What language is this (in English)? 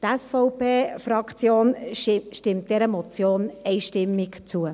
Swiss German